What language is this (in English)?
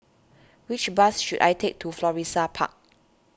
English